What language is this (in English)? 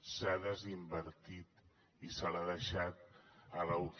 Catalan